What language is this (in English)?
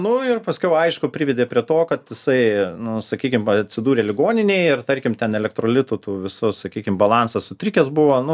Lithuanian